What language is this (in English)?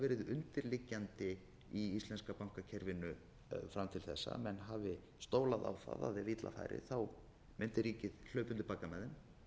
Icelandic